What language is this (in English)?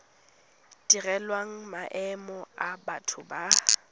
Tswana